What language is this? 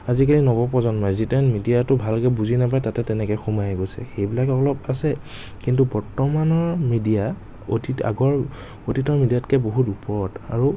Assamese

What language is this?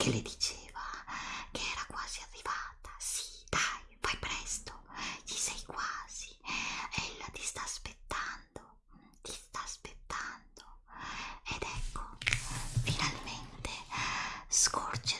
Italian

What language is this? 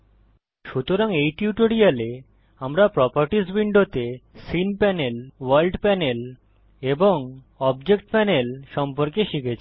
Bangla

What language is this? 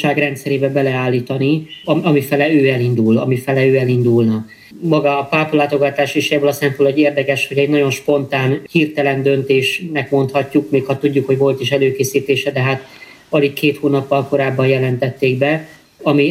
Hungarian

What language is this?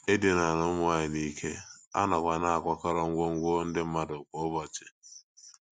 Igbo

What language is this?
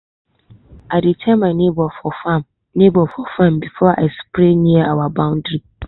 Nigerian Pidgin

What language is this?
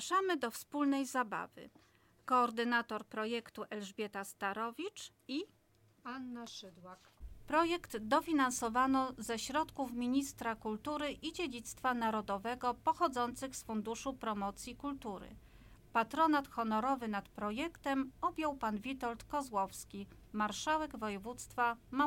Polish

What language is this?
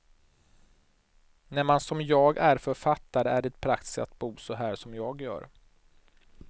Swedish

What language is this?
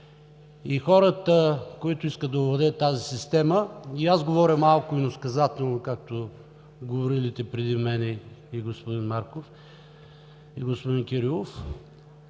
Bulgarian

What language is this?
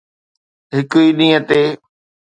Sindhi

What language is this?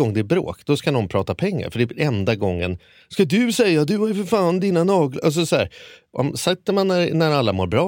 Swedish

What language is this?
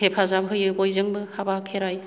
Bodo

